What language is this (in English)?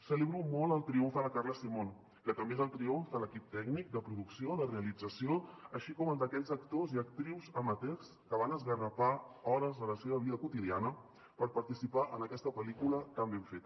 Catalan